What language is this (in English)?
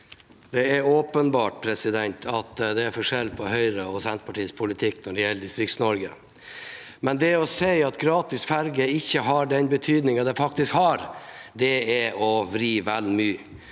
Norwegian